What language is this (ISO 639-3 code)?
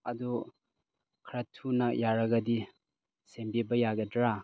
mni